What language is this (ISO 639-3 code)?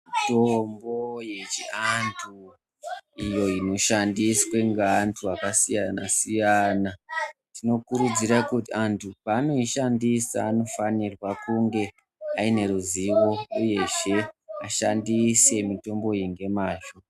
ndc